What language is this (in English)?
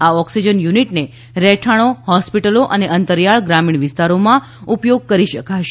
Gujarati